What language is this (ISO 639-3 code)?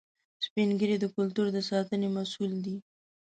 pus